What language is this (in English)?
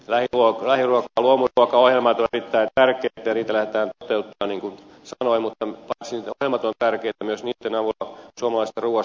Finnish